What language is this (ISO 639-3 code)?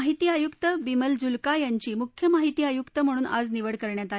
mar